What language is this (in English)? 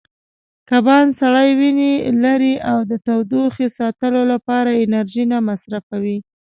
Pashto